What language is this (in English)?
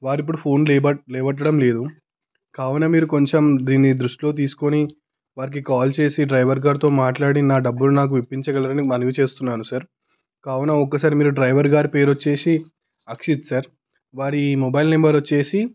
Telugu